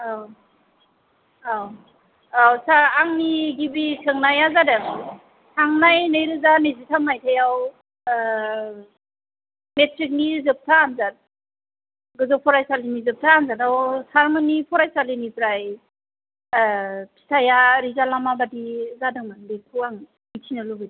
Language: Bodo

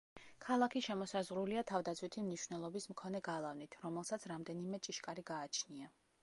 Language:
Georgian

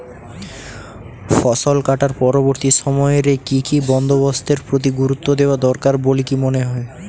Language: Bangla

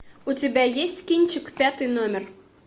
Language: Russian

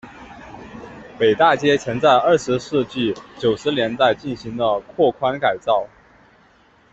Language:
Chinese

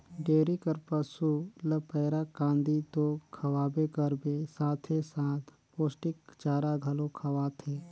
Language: Chhattisgarhi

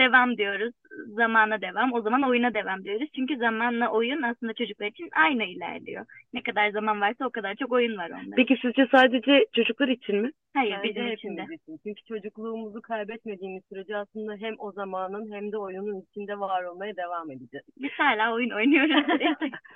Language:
Turkish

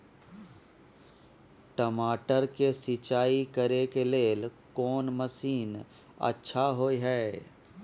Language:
Maithili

